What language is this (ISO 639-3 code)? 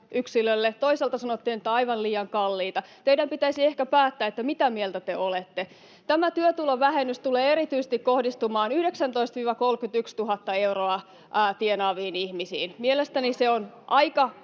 fin